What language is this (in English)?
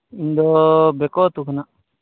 Santali